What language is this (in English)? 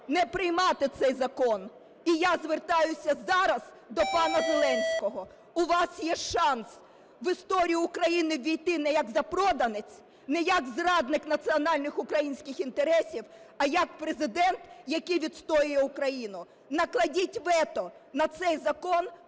Ukrainian